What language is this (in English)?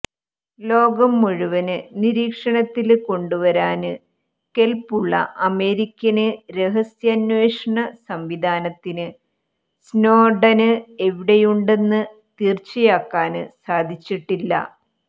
Malayalam